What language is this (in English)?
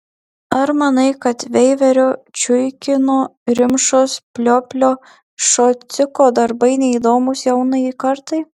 Lithuanian